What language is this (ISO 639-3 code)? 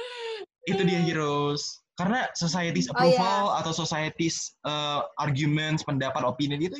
ind